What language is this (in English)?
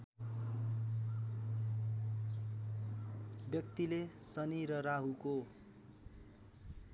Nepali